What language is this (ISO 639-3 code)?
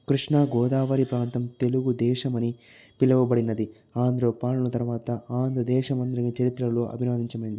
tel